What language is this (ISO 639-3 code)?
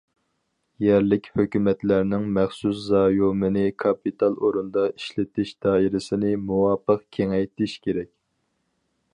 uig